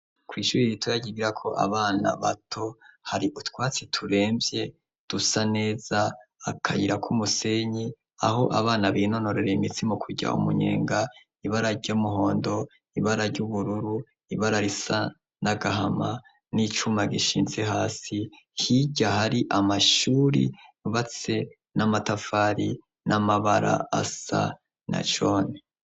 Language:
Rundi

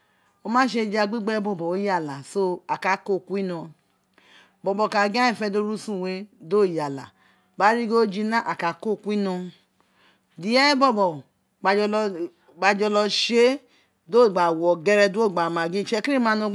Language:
Isekiri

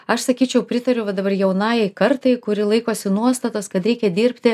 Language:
Lithuanian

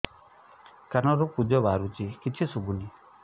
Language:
Odia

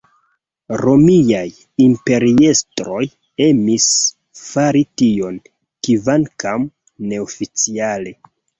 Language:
Esperanto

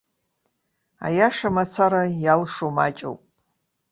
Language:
Abkhazian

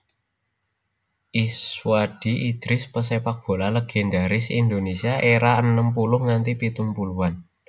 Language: Javanese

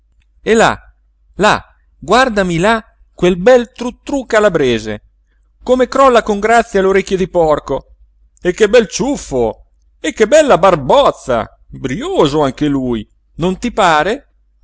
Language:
Italian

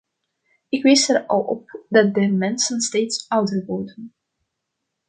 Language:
Dutch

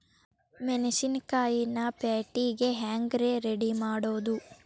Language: Kannada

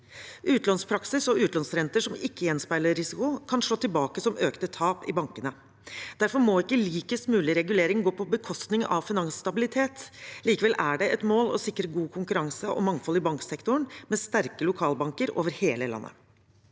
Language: Norwegian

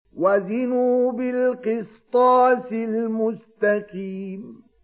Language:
Arabic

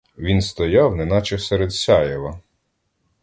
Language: Ukrainian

